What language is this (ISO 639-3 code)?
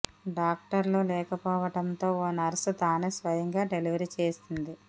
tel